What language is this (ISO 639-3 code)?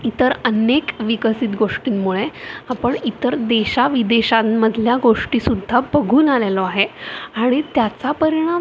mar